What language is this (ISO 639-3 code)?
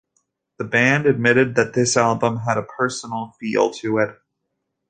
eng